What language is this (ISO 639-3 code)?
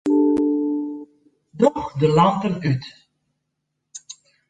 fry